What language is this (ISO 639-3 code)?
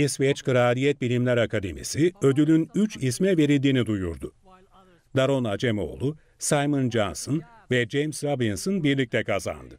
tur